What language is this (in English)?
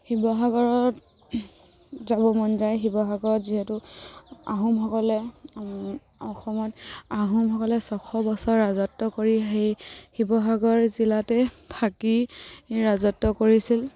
Assamese